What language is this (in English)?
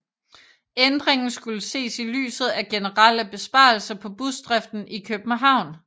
Danish